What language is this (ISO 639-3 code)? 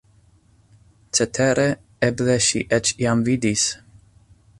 epo